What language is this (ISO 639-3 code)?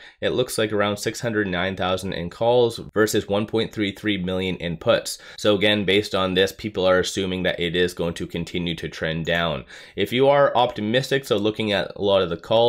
eng